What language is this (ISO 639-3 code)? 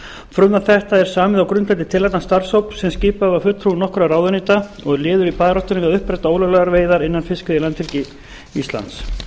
isl